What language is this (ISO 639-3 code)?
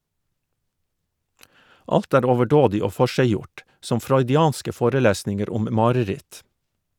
nor